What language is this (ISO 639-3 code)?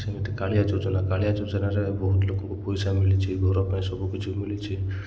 ori